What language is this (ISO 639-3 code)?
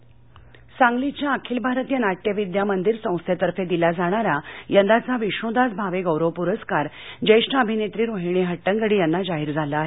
mar